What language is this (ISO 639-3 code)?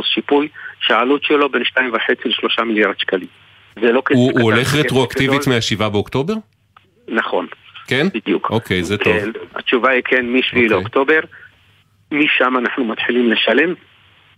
heb